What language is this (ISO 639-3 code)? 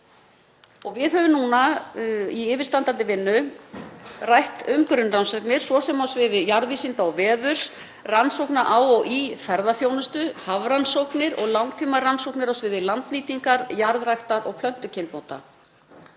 isl